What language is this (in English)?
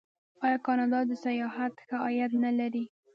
Pashto